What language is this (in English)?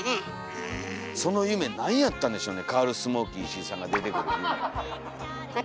Japanese